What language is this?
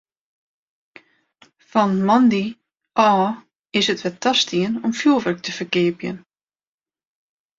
Western Frisian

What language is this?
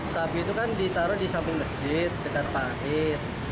Indonesian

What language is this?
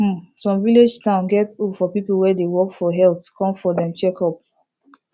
Nigerian Pidgin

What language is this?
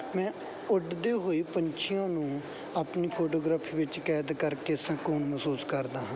Punjabi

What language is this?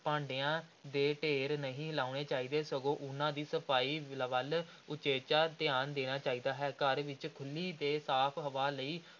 Punjabi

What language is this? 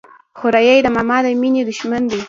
Pashto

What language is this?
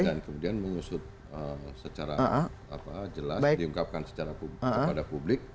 Indonesian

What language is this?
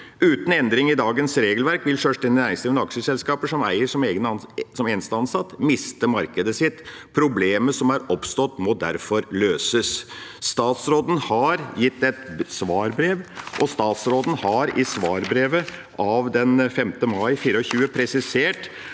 Norwegian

